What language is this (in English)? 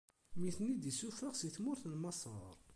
Kabyle